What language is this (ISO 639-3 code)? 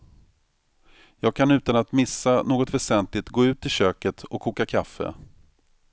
swe